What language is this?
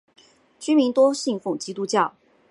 Chinese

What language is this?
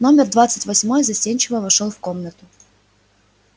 Russian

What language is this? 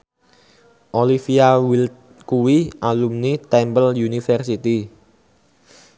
Javanese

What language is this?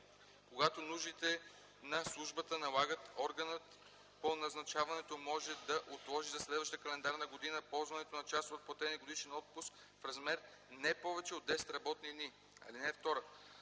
Bulgarian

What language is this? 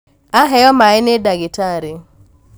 Kikuyu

